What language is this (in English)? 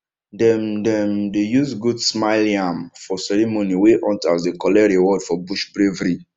Nigerian Pidgin